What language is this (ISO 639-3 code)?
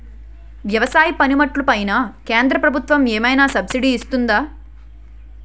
tel